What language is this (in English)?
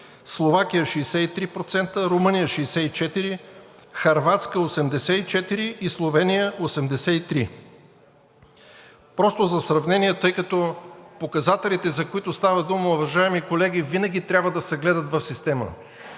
Bulgarian